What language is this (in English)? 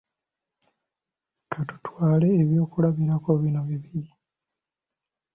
Ganda